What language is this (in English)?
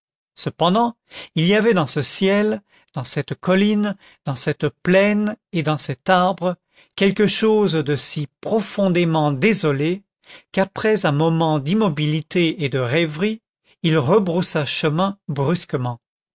French